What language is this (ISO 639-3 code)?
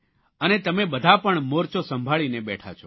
guj